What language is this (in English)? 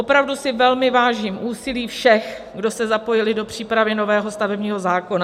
Czech